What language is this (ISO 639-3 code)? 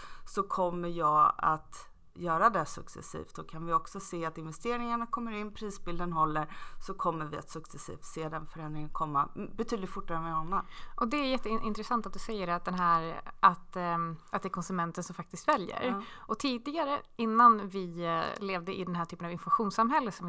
swe